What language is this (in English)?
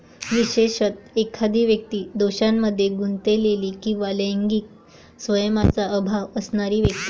Marathi